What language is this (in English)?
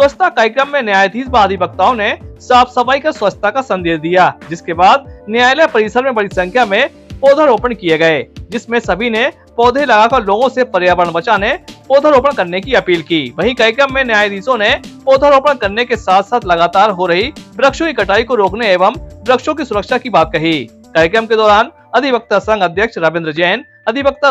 Hindi